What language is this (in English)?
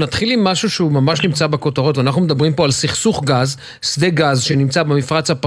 Hebrew